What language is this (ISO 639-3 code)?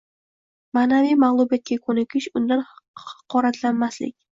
uzb